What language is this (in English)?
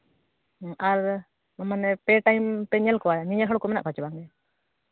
Santali